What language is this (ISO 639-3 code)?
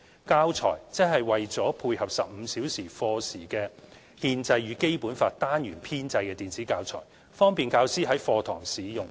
yue